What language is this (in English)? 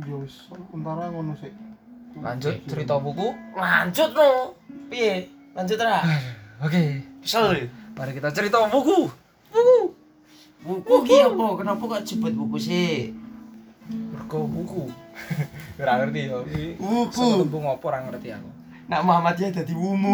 Indonesian